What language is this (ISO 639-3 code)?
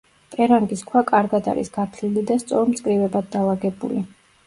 kat